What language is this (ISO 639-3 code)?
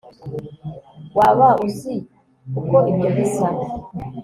kin